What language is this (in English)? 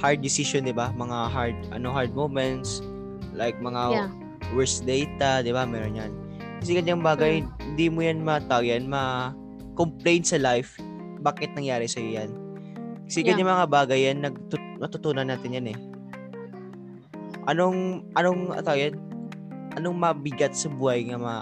Filipino